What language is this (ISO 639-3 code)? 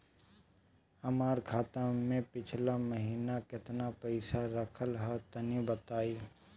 bho